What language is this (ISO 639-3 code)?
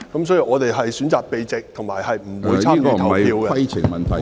yue